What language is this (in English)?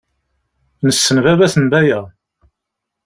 Kabyle